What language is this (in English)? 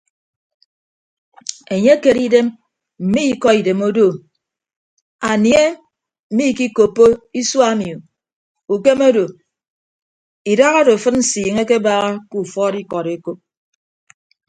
Ibibio